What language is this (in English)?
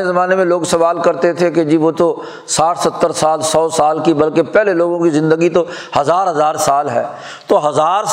Urdu